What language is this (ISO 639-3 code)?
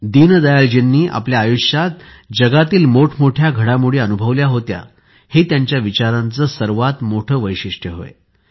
mar